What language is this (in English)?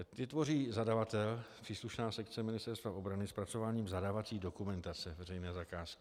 Czech